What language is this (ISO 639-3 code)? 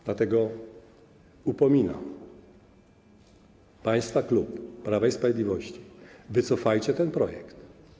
pol